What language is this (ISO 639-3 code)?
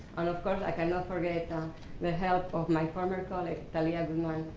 eng